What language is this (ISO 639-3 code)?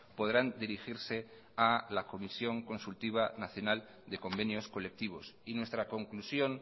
spa